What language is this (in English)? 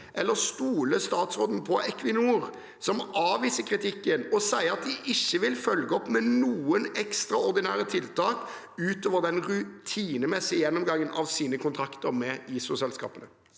Norwegian